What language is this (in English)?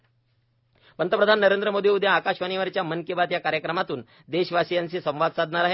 Marathi